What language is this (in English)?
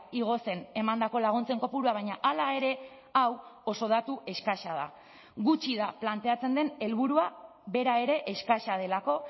Basque